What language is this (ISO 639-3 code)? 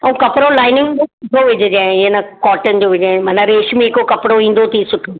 snd